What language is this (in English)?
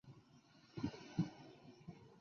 Chinese